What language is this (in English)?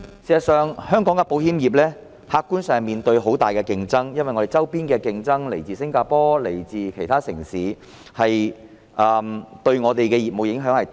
Cantonese